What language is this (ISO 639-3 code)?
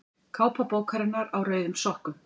isl